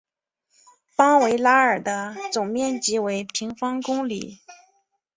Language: Chinese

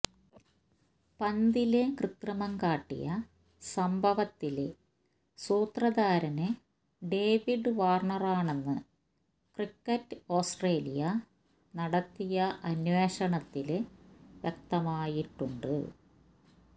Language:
Malayalam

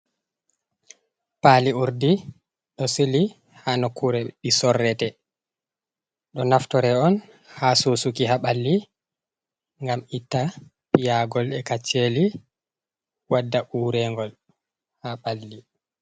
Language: Fula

